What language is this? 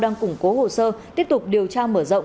Vietnamese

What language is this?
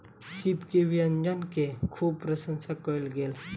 Maithili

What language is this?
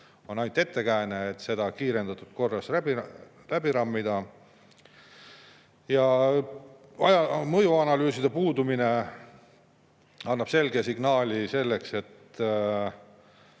Estonian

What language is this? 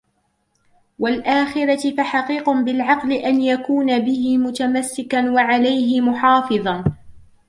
Arabic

